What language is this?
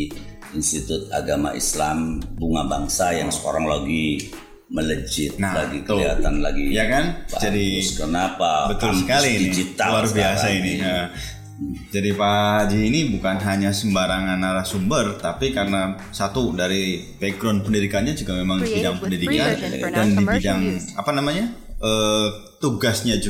Indonesian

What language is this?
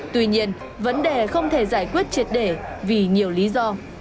Vietnamese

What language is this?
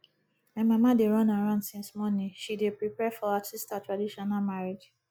Nigerian Pidgin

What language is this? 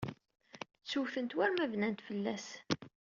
Kabyle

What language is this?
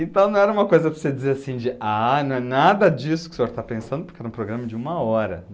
Portuguese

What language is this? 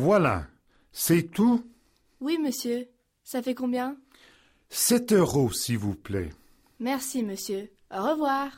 French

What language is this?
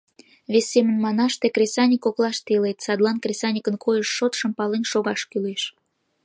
Mari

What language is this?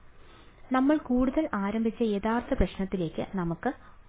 Malayalam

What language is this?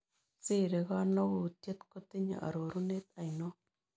Kalenjin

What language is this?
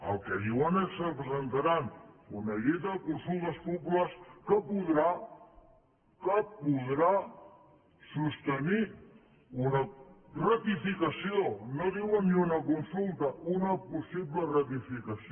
Catalan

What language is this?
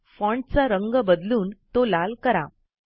Marathi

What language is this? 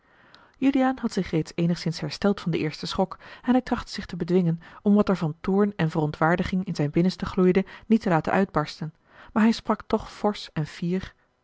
Dutch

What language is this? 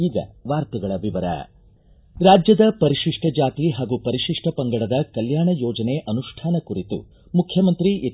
Kannada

